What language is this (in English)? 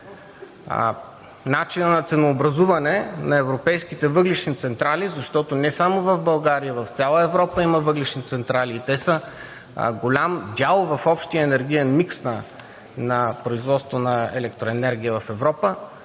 Bulgarian